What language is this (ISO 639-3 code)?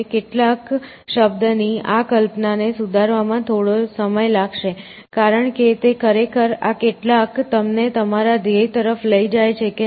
guj